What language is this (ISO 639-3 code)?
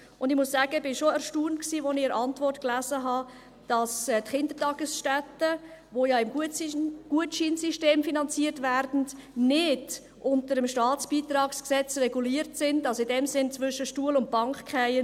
gsw